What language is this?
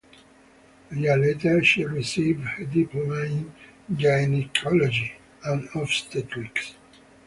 English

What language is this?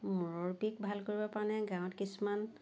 Assamese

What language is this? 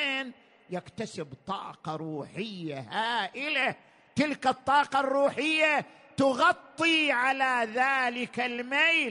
Arabic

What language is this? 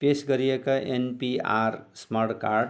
Nepali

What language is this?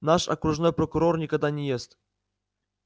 Russian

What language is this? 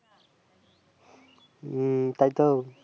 Bangla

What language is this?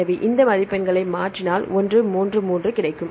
Tamil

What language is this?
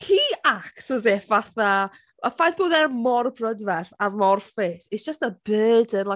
Welsh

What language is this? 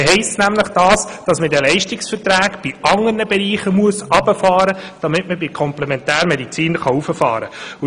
Swiss German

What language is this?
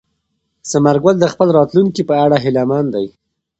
Pashto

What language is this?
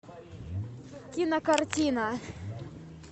Russian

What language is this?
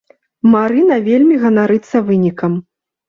Belarusian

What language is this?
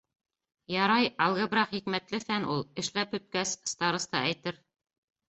Bashkir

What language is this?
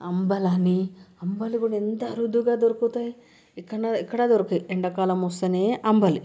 Telugu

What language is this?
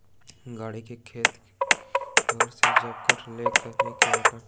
Maithili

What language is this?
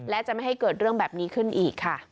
Thai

